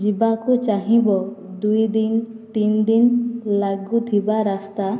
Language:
Odia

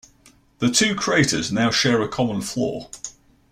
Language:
English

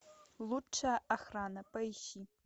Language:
Russian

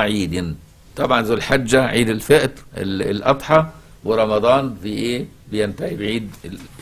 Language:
Arabic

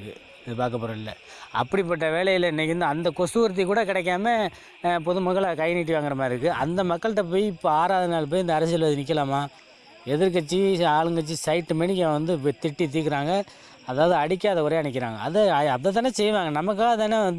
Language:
Tamil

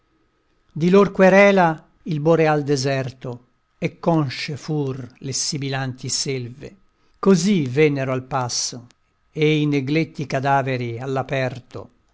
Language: Italian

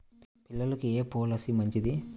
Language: Telugu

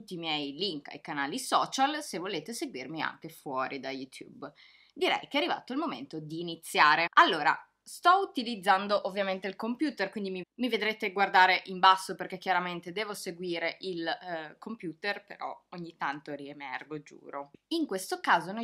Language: Italian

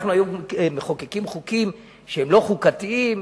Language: Hebrew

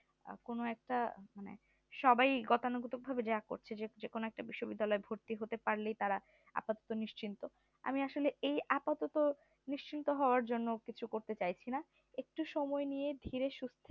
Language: Bangla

